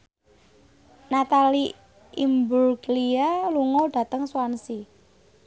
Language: Javanese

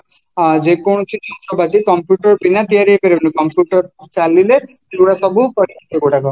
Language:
Odia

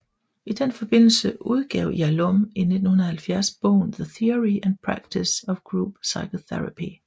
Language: Danish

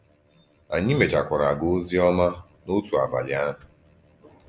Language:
Igbo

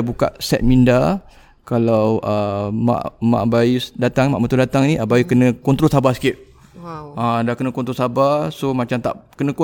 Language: Malay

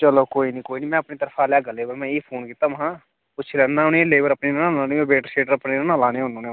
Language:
Dogri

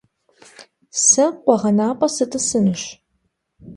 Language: Kabardian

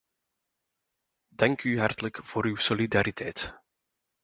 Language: Dutch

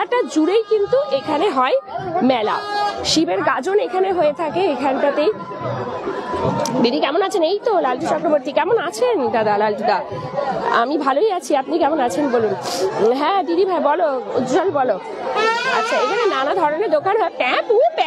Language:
Bangla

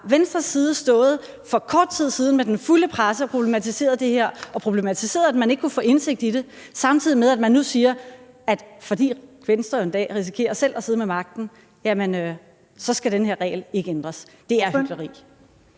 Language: Danish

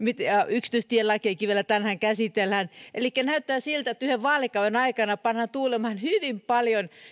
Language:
Finnish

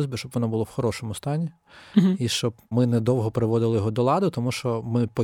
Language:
Ukrainian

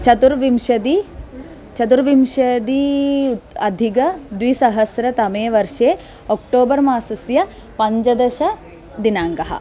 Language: Sanskrit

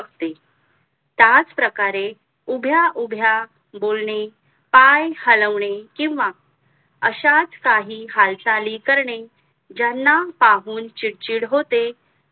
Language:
Marathi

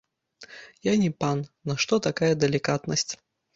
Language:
Belarusian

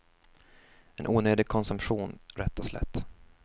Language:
Swedish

